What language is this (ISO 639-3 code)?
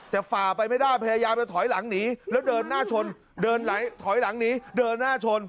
tha